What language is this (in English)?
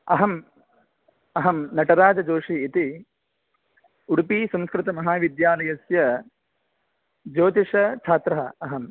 Sanskrit